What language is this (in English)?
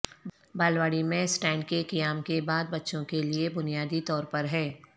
Urdu